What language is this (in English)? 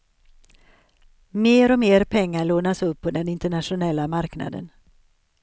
Swedish